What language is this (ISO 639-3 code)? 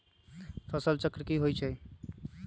mag